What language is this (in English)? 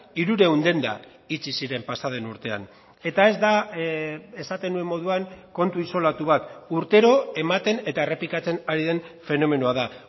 Basque